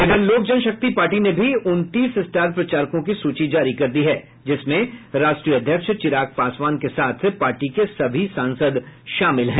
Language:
Hindi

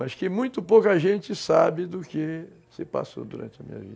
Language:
Portuguese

